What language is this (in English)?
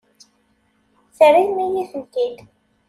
Kabyle